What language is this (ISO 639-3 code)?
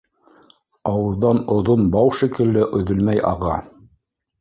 bak